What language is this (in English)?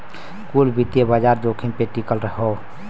Bhojpuri